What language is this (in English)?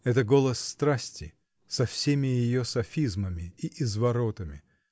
Russian